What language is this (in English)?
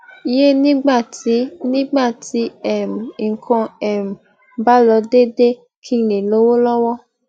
Yoruba